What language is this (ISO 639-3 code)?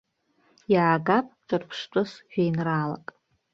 abk